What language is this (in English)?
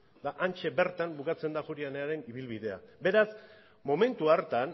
Basque